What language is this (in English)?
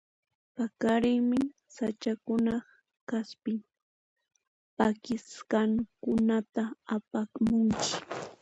Puno Quechua